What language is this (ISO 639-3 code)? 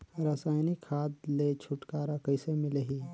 hne